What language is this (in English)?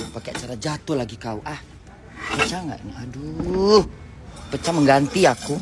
Indonesian